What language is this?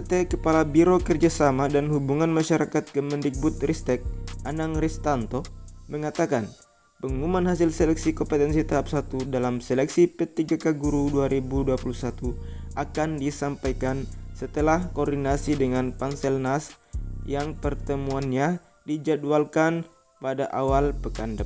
Indonesian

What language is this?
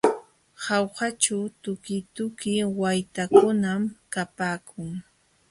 Jauja Wanca Quechua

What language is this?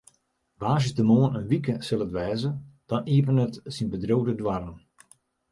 Western Frisian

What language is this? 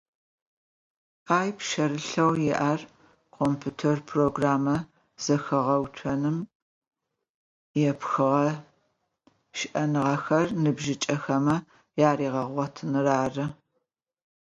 Adyghe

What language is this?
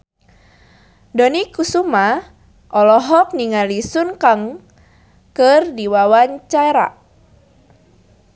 Sundanese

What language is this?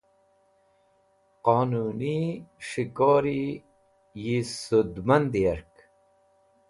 Wakhi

